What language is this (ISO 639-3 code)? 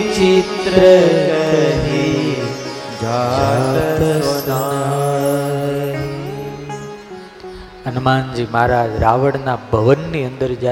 guj